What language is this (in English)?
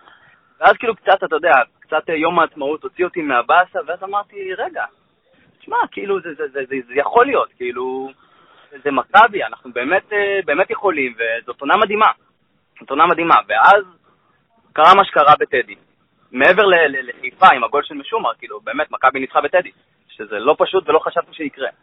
Hebrew